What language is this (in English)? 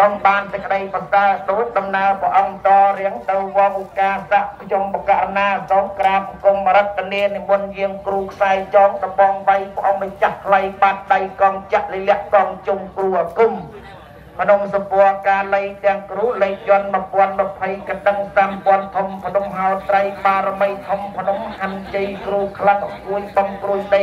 Thai